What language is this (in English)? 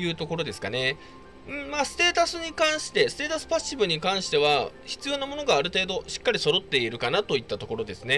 Japanese